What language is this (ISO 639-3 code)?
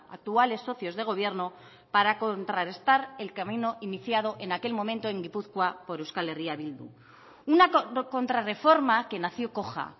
spa